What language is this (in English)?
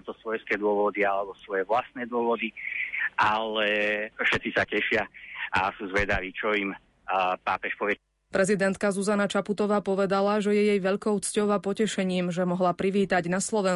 Slovak